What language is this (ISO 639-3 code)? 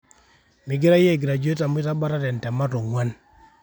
mas